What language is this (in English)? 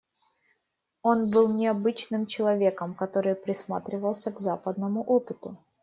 Russian